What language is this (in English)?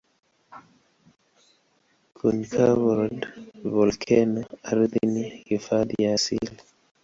Swahili